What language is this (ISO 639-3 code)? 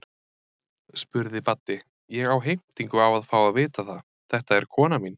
isl